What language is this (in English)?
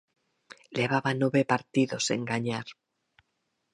Galician